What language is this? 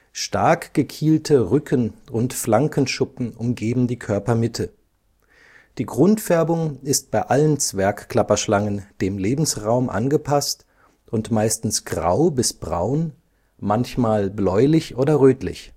German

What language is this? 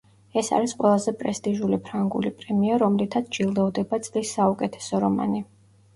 Georgian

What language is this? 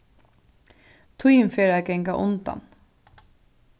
Faroese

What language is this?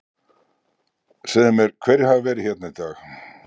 Icelandic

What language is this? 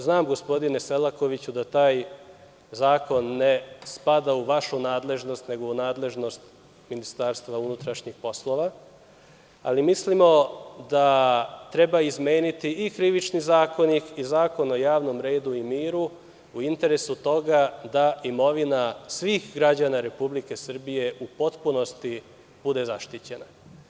Serbian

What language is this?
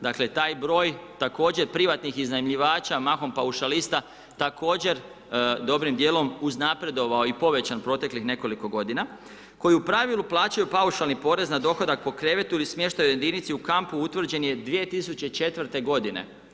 Croatian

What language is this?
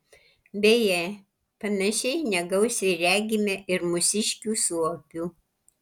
Lithuanian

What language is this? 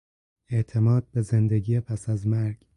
Persian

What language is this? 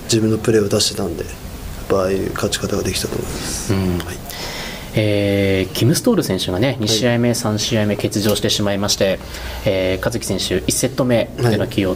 Japanese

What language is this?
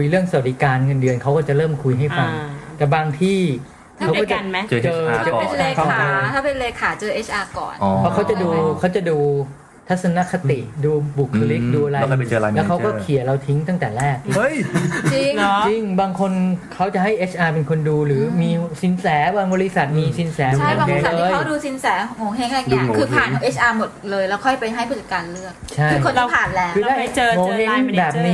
Thai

